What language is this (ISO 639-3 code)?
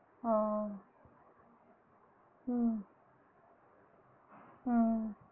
tam